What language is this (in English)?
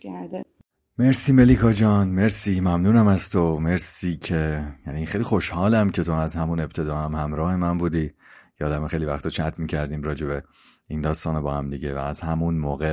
Persian